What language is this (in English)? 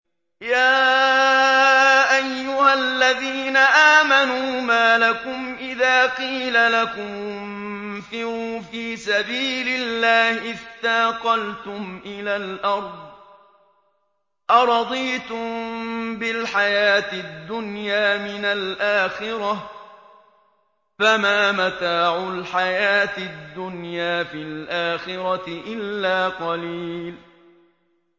Arabic